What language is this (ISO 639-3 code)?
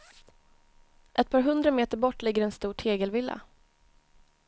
swe